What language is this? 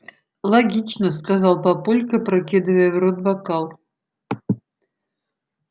Russian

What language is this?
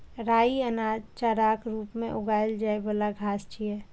Maithili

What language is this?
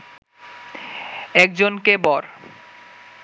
Bangla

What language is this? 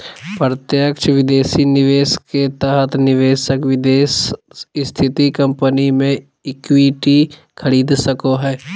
Magahi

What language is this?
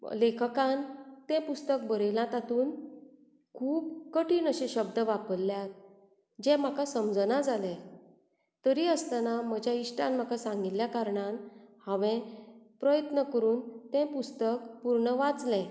Konkani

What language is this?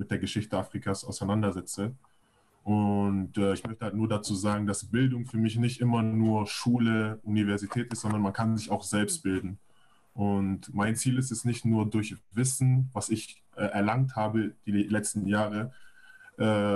German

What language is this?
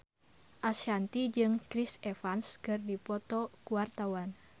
Sundanese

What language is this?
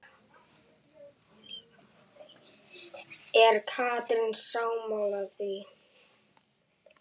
Icelandic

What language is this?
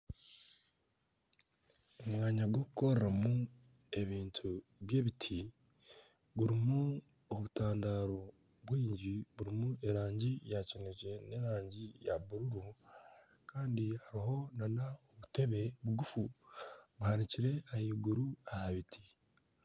Nyankole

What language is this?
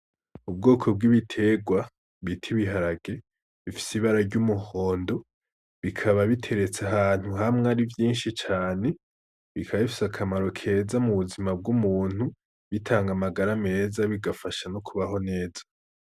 Rundi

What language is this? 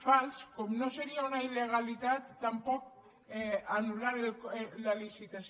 Catalan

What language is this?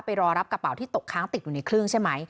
Thai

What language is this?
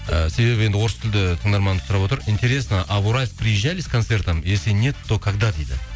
Kazakh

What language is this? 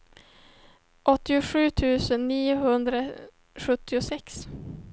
Swedish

